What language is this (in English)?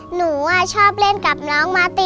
Thai